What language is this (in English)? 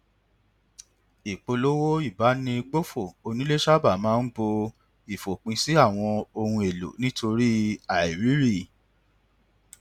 Yoruba